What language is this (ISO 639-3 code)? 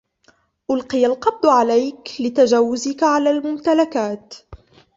ara